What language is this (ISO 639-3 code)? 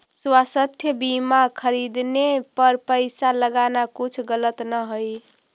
mag